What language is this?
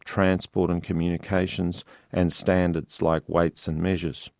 English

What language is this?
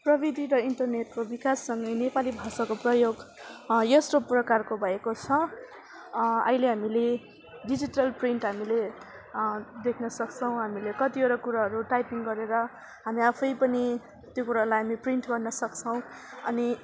Nepali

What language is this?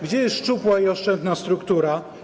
Polish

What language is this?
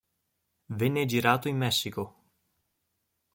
Italian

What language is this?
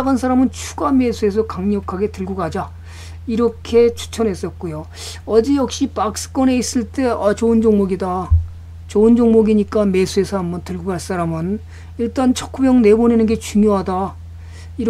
Korean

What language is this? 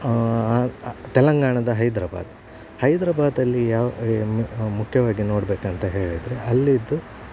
Kannada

